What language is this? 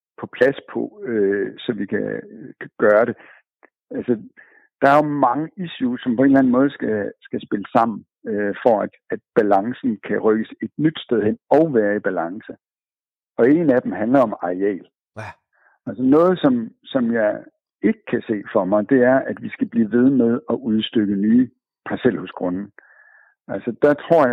Danish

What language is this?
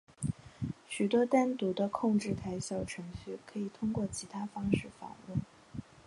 Chinese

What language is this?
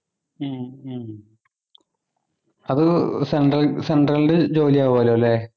Malayalam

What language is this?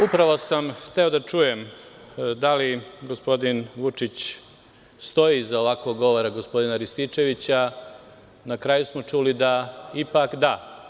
Serbian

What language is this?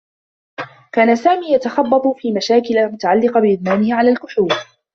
Arabic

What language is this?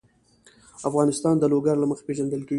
Pashto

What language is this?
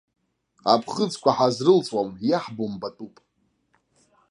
Abkhazian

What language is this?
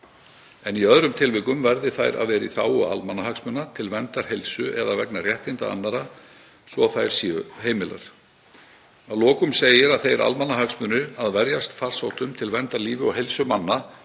Icelandic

